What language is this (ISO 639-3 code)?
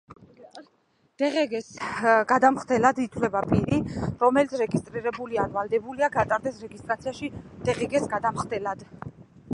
kat